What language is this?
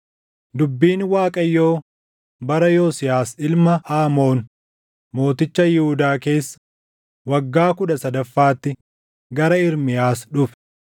Oromo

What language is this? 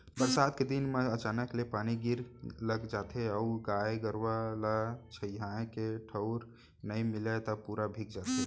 Chhattisgarhi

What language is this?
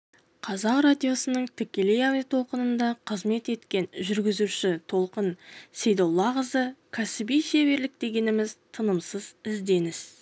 Kazakh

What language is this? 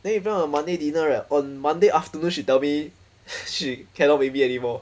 English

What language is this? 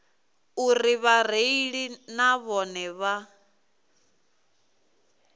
Venda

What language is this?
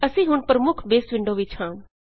Punjabi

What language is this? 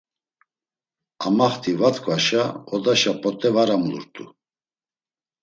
Laz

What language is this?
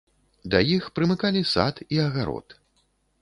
Belarusian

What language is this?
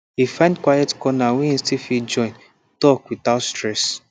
Nigerian Pidgin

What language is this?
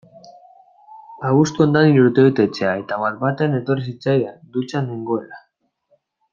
Basque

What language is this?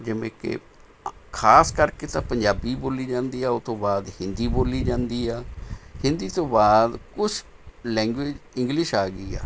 Punjabi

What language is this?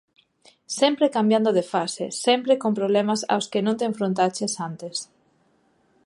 Galician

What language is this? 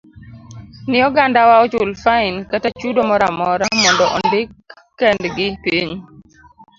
Luo (Kenya and Tanzania)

